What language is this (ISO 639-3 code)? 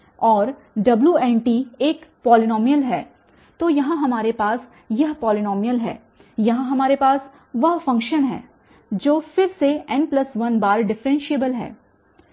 hin